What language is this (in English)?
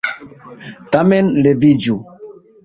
Esperanto